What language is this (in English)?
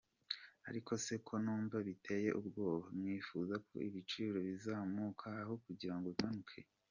Kinyarwanda